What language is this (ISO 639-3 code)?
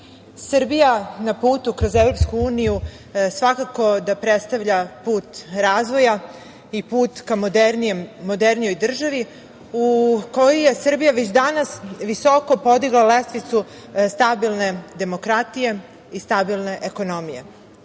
srp